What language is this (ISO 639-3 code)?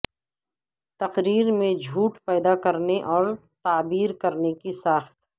urd